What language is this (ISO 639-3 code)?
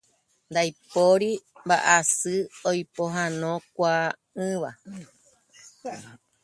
grn